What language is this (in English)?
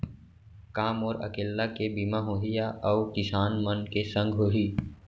Chhattisgarhi